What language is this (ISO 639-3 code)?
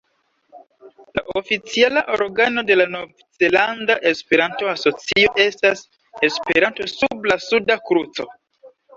epo